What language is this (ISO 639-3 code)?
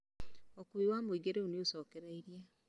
kik